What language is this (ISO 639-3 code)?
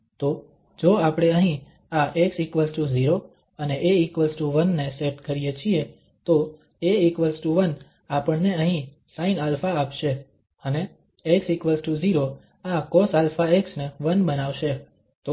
guj